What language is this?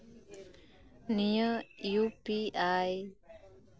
Santali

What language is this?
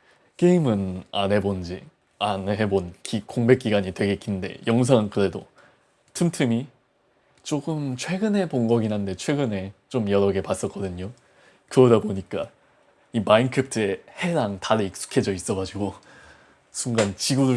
Korean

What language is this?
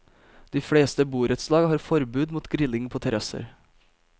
Norwegian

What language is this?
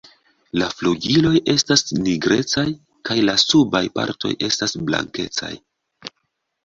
Esperanto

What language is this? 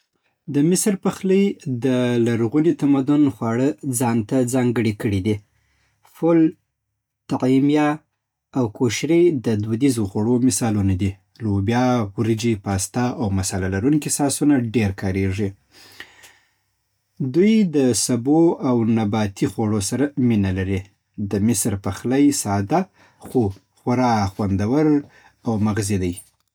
Southern Pashto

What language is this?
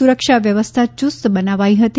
Gujarati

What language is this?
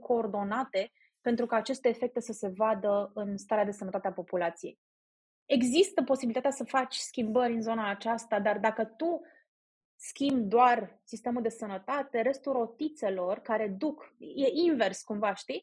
Romanian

